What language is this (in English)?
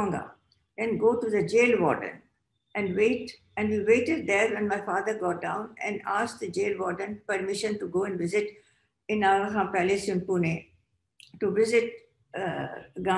English